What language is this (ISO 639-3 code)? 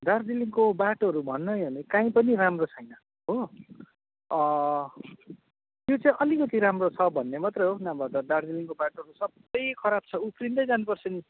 nep